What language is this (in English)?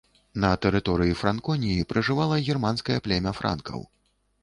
Belarusian